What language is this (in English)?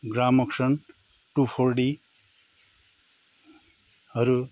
Nepali